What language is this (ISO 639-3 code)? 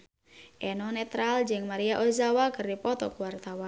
sun